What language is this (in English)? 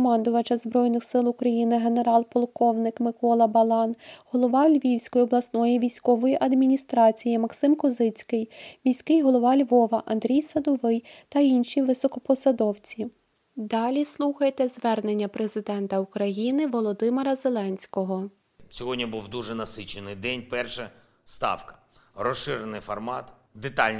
Ukrainian